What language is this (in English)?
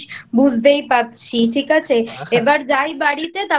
Bangla